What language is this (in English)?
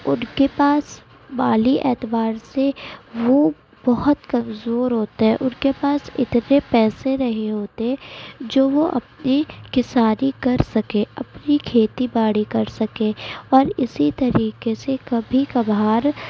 Urdu